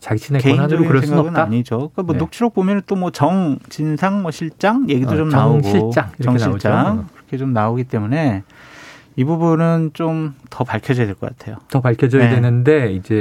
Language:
Korean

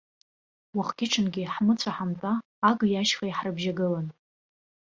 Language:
Abkhazian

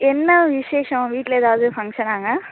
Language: Tamil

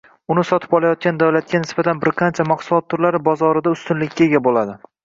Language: Uzbek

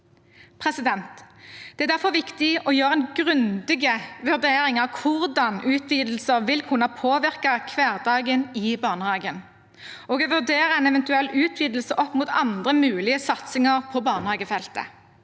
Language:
Norwegian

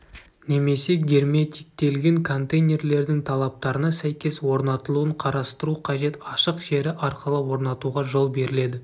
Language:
Kazakh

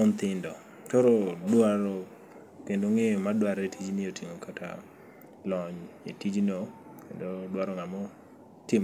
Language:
Luo (Kenya and Tanzania)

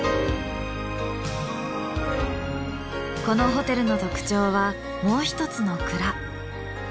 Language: Japanese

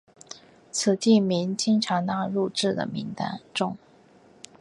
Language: Chinese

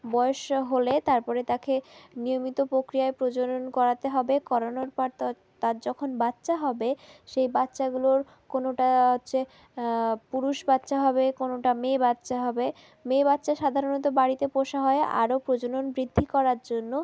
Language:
Bangla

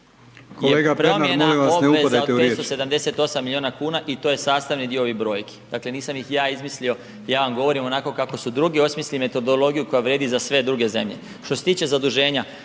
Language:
Croatian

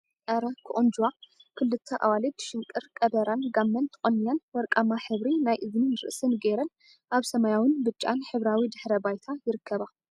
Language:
Tigrinya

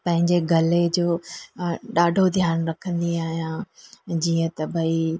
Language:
Sindhi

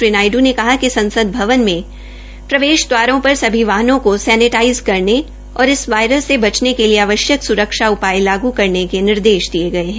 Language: Hindi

